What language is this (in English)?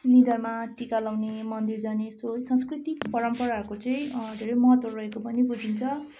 Nepali